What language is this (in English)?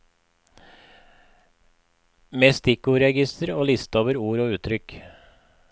Norwegian